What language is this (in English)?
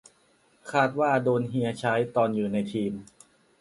Thai